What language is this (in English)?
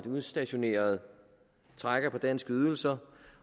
Danish